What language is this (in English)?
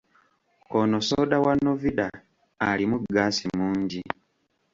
Ganda